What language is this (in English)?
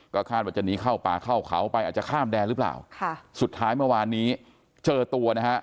Thai